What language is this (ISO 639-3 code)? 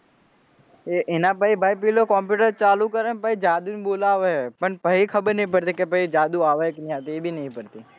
guj